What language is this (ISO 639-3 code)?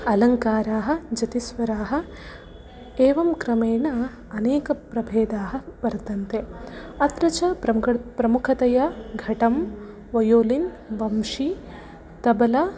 san